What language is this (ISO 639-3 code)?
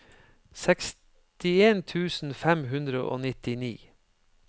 nor